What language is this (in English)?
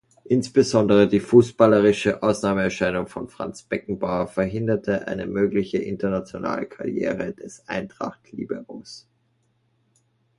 German